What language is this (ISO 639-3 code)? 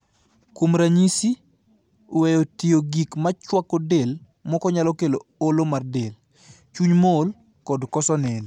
luo